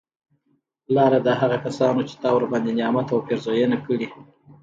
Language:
Pashto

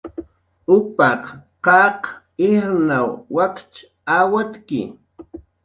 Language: Jaqaru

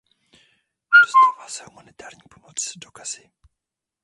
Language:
Czech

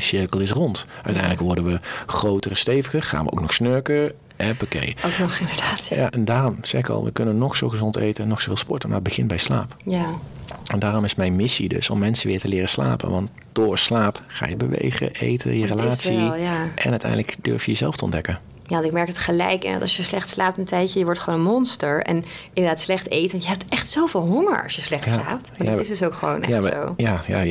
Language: Dutch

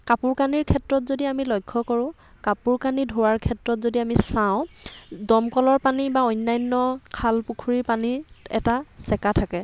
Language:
Assamese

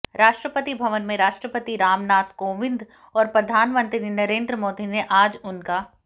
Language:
Hindi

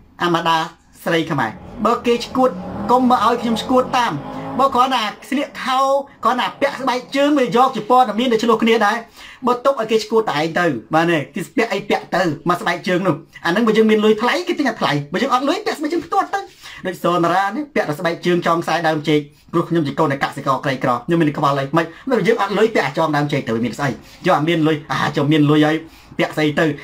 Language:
Thai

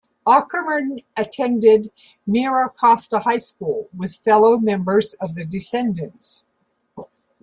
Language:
English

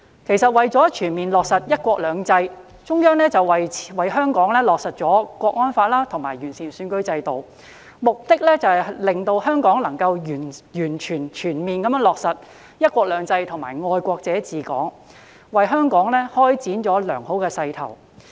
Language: Cantonese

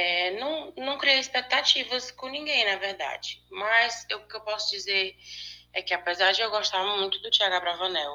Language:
Portuguese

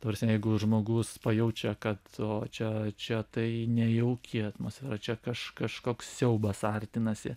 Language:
Lithuanian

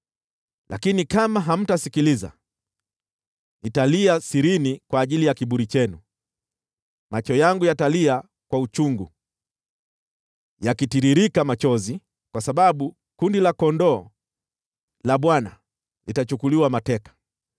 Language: Swahili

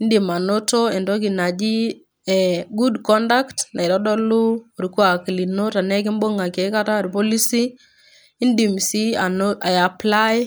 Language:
Masai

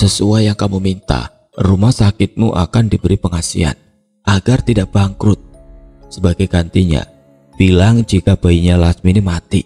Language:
Indonesian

